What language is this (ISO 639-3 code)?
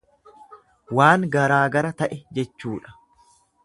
orm